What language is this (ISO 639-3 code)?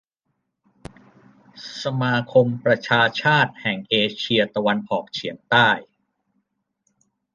tha